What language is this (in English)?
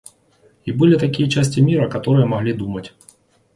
Russian